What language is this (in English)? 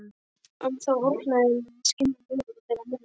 Icelandic